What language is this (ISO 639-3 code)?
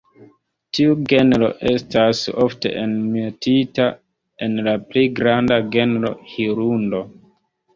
epo